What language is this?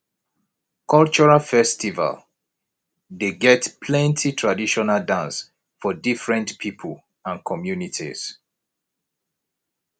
Nigerian Pidgin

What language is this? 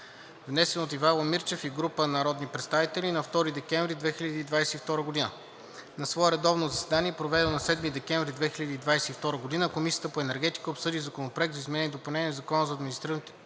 Bulgarian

